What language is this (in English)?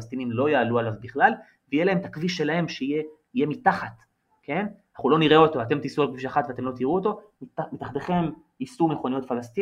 Hebrew